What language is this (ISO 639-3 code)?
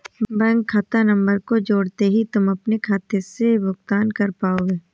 hin